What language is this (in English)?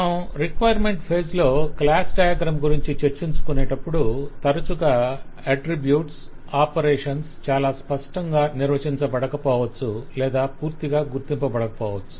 Telugu